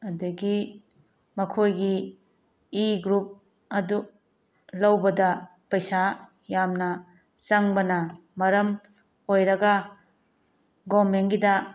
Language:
Manipuri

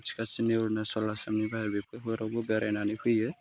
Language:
Bodo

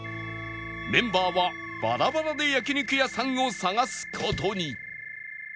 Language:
Japanese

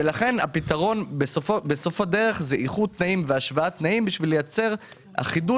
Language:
Hebrew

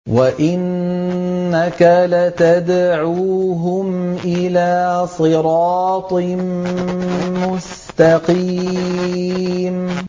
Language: Arabic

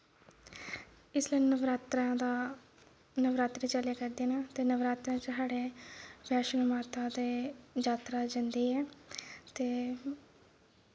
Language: Dogri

